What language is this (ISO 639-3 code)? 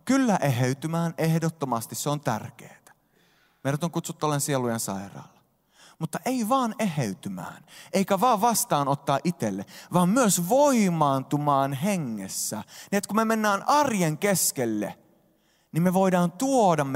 fin